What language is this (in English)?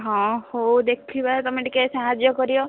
Odia